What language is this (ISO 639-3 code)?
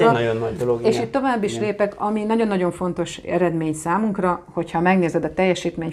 hun